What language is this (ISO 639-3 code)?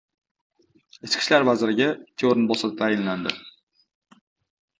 uzb